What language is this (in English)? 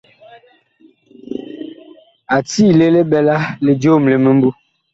Bakoko